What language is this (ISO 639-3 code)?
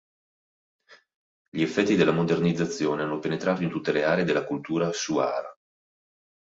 ita